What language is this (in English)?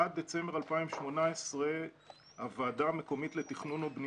Hebrew